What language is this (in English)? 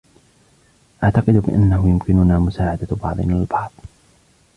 Arabic